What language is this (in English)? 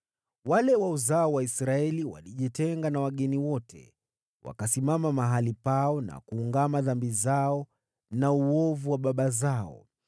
Swahili